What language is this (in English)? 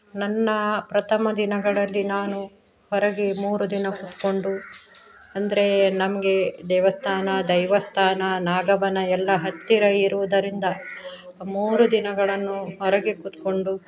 Kannada